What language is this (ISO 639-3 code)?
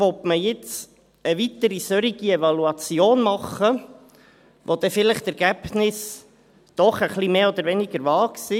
gsw